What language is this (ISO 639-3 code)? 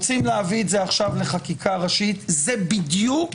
heb